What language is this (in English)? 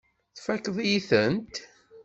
Kabyle